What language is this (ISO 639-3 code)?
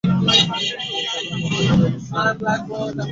ben